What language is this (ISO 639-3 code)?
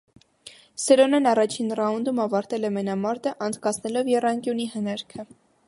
hye